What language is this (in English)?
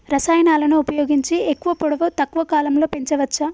Telugu